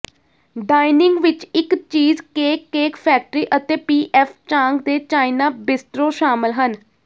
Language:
Punjabi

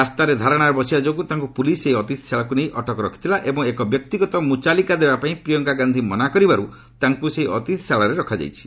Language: Odia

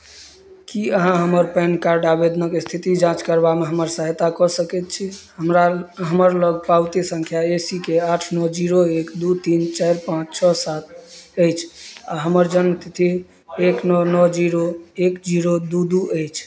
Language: Maithili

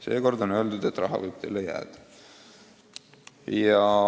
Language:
Estonian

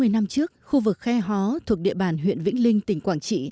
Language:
Vietnamese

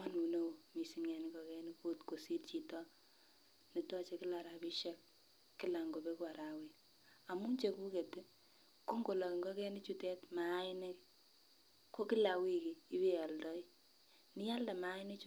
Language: Kalenjin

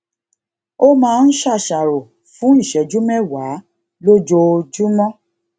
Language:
Yoruba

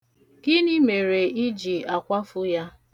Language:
Igbo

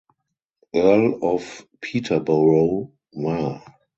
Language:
German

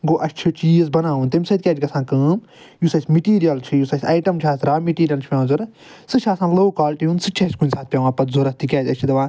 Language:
Kashmiri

